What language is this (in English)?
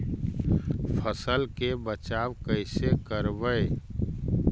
Magahi